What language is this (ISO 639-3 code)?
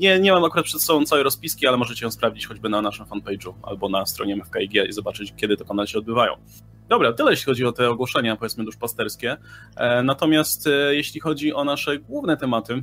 pol